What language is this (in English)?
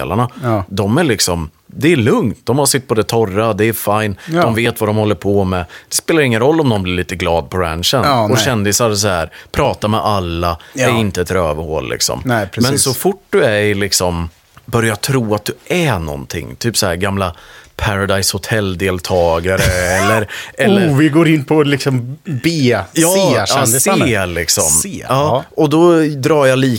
Swedish